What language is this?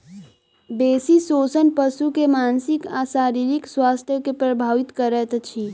Maithili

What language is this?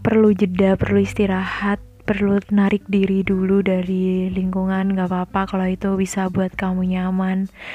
Indonesian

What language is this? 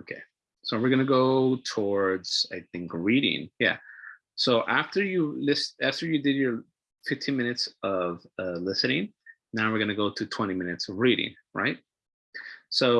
English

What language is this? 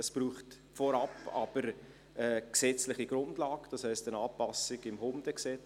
Swiss German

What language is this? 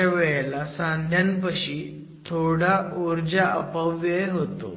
Marathi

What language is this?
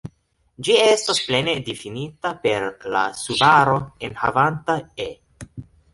Esperanto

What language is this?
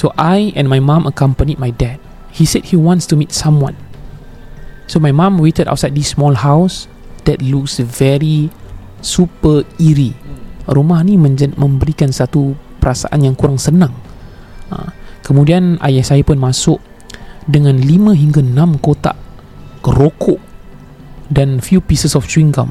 Malay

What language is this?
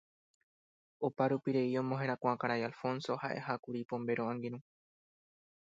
Guarani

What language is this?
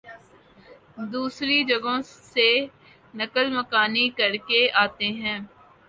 Urdu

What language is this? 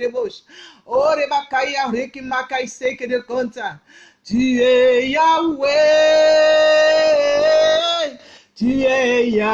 French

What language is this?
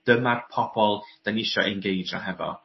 Welsh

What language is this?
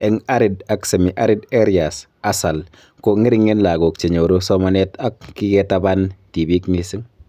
Kalenjin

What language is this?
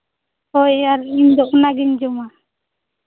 Santali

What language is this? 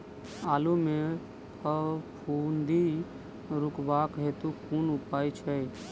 Maithili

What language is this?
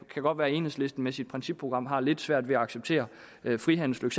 Danish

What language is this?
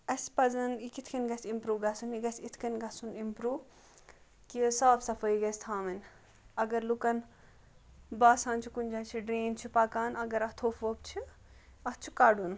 Kashmiri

